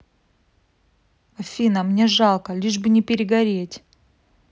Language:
Russian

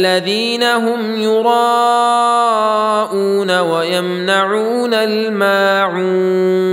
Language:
Arabic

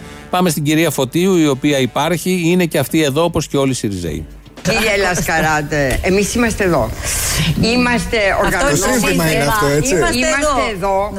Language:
Greek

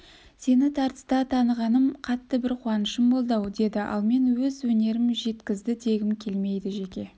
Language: Kazakh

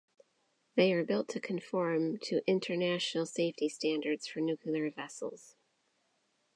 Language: English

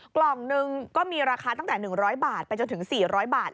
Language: Thai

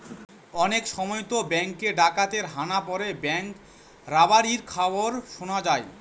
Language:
Bangla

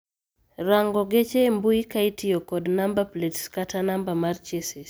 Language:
Luo (Kenya and Tanzania)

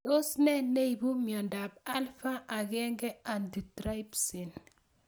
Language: Kalenjin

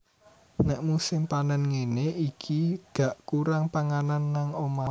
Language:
Javanese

